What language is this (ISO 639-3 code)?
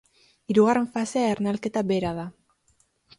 eus